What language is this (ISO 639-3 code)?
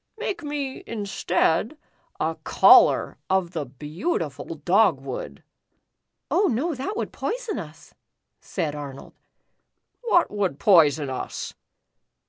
eng